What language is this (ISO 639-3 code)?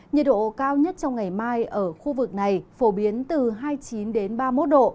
vie